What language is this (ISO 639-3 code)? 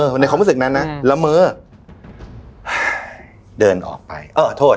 tha